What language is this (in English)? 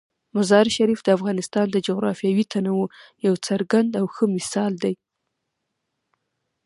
Pashto